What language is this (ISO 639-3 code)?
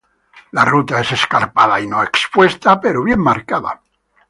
spa